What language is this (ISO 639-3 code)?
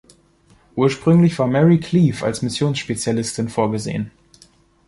deu